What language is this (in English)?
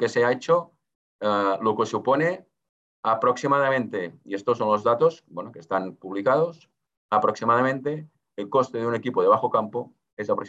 Spanish